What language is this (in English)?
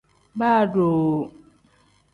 Tem